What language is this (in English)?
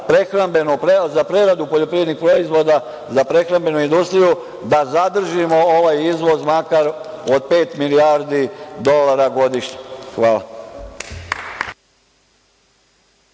Serbian